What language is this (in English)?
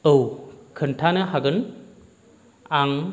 Bodo